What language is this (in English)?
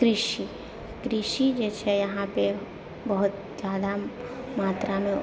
Maithili